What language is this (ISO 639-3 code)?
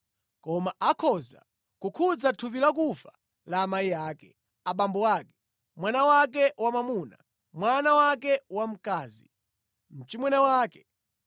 nya